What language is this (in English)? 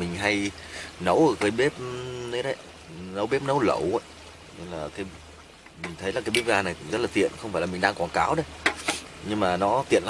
Vietnamese